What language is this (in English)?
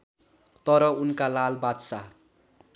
Nepali